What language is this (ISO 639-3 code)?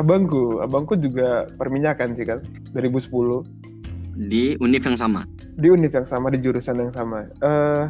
ind